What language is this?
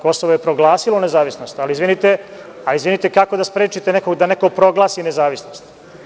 Serbian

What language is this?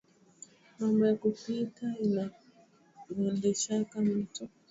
Swahili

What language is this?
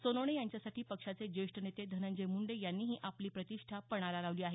Marathi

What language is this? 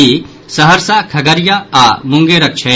Maithili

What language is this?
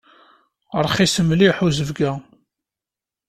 Kabyle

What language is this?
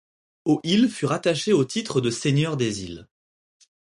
French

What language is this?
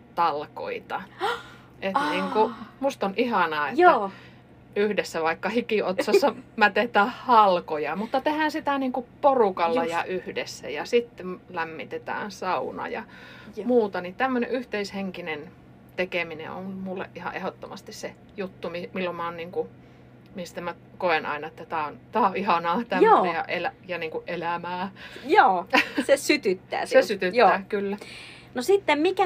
Finnish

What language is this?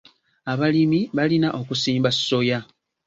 Ganda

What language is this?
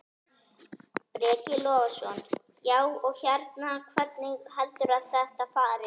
Icelandic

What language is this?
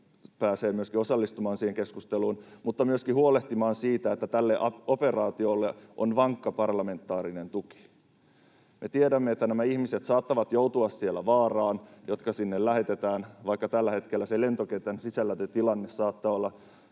Finnish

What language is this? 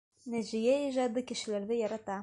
Bashkir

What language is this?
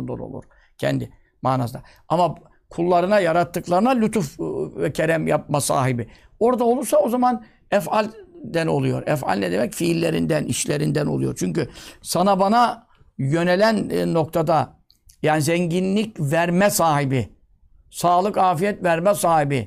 Turkish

